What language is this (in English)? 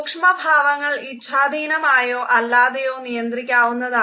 Malayalam